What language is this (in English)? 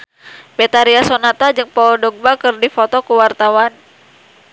Sundanese